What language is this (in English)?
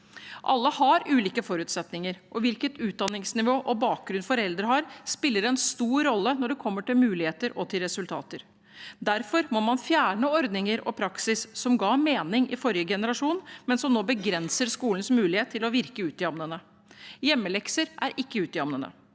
Norwegian